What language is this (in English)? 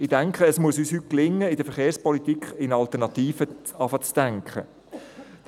Swiss German